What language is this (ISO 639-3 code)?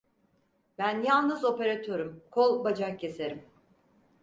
tur